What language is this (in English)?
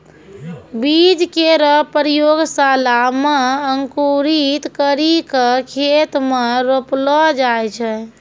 Maithili